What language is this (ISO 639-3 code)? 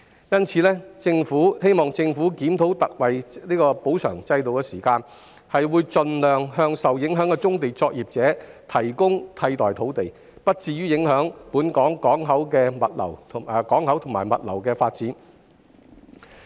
yue